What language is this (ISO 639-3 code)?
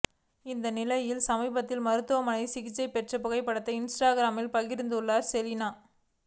tam